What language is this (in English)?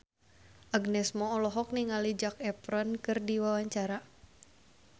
Sundanese